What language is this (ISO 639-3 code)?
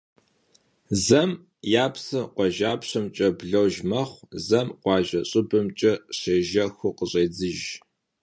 kbd